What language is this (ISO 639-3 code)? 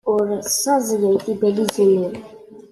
kab